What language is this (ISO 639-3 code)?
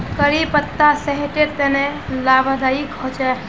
mag